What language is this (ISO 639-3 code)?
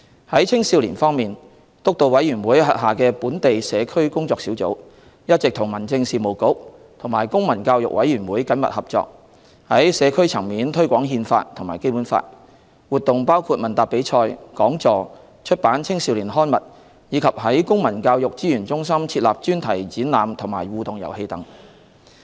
yue